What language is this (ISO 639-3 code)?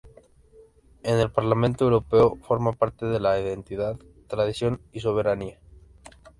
spa